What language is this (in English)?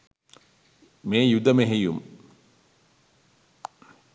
Sinhala